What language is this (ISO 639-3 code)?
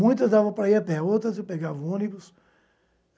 por